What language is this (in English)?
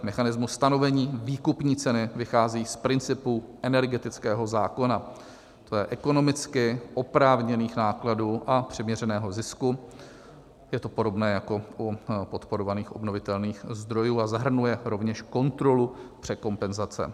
Czech